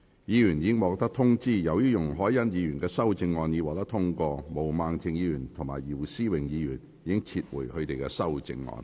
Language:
Cantonese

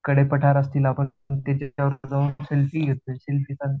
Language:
Marathi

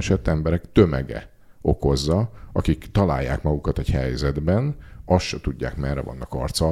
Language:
Hungarian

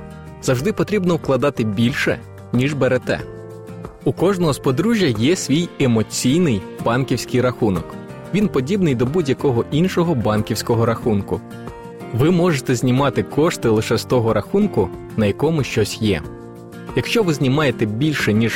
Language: Ukrainian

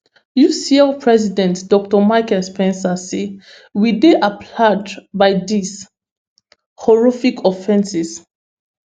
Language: Nigerian Pidgin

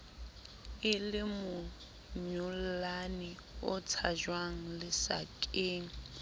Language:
Southern Sotho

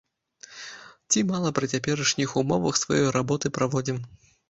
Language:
Belarusian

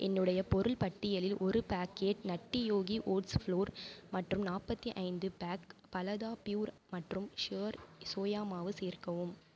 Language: Tamil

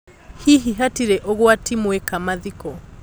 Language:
Kikuyu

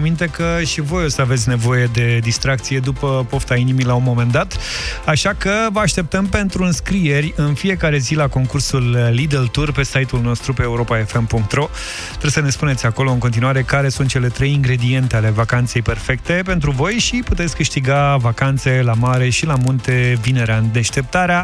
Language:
Romanian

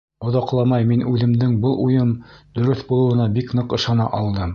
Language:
Bashkir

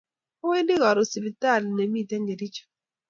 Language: Kalenjin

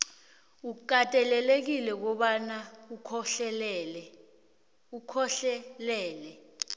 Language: South Ndebele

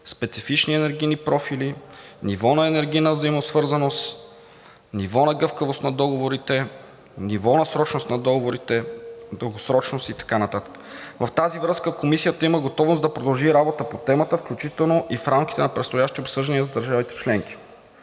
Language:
Bulgarian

